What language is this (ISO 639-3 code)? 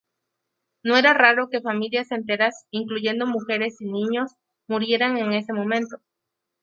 spa